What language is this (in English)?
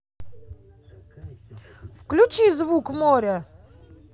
Russian